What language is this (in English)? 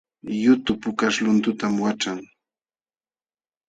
Jauja Wanca Quechua